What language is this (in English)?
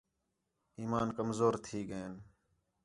Khetrani